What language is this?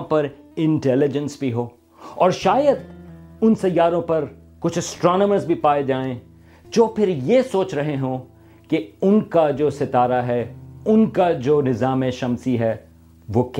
Urdu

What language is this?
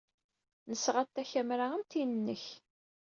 Kabyle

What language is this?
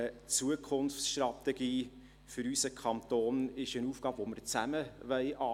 Swiss German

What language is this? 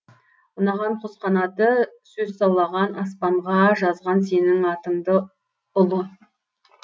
Kazakh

